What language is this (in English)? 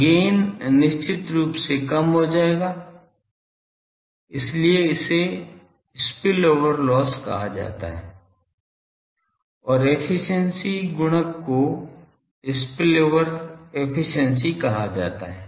Hindi